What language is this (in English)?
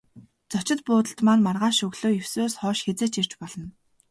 Mongolian